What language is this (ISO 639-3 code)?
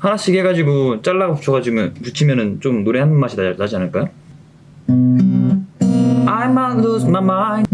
kor